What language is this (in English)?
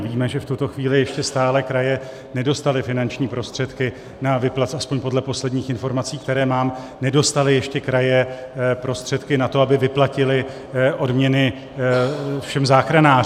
Czech